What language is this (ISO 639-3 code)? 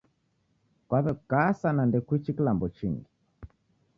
dav